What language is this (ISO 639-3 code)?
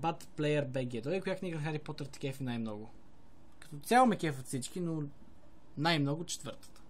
rus